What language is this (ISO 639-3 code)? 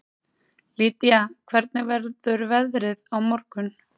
isl